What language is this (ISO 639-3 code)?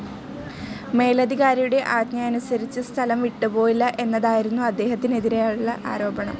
mal